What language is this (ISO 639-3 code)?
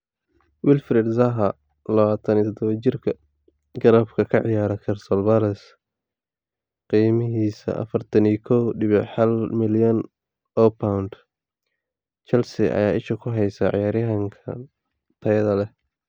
som